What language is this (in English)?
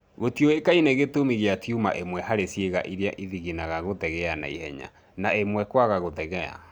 Kikuyu